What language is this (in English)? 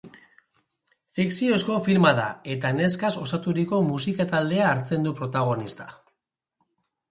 Basque